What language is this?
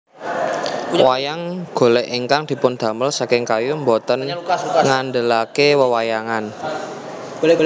Javanese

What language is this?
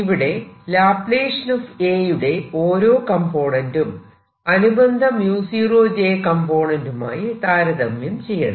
Malayalam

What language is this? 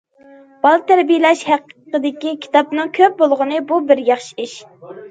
Uyghur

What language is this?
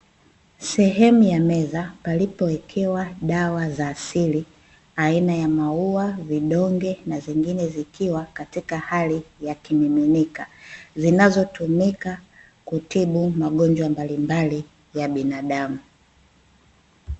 Swahili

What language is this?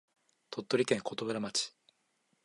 Japanese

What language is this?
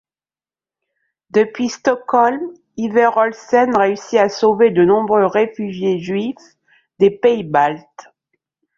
French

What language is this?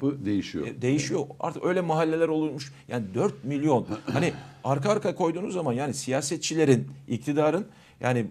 Turkish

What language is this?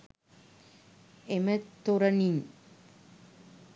Sinhala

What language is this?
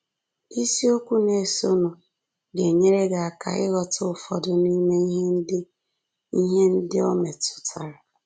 Igbo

